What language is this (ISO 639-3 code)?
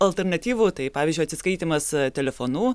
lit